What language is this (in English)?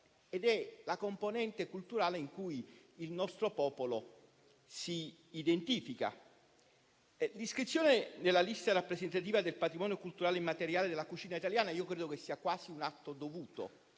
Italian